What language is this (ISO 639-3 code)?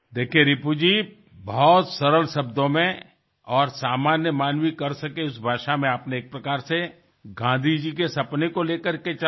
ben